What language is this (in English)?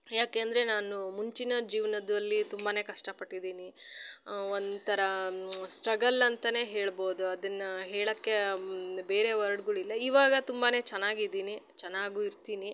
Kannada